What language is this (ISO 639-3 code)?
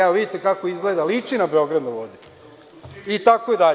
srp